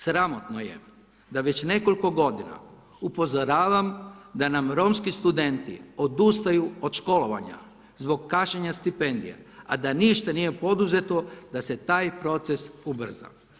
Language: Croatian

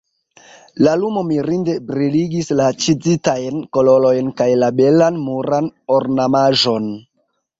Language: Esperanto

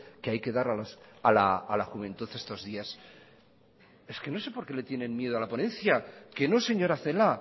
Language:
Spanish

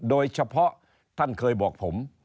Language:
Thai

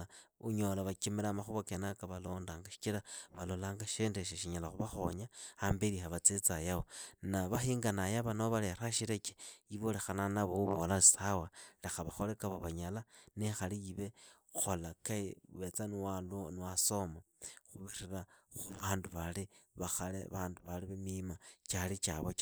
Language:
Idakho-Isukha-Tiriki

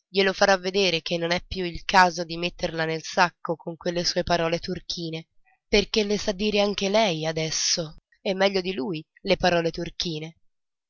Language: Italian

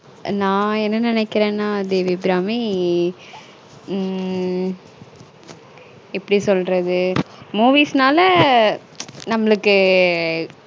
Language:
Tamil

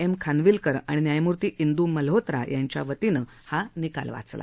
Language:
Marathi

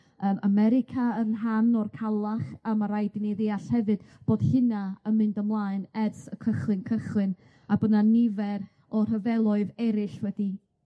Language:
Welsh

